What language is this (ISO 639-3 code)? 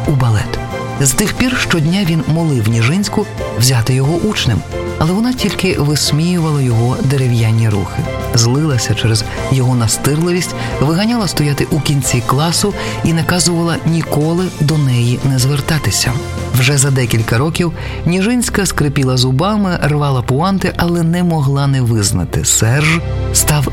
ukr